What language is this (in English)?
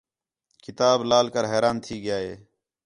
Khetrani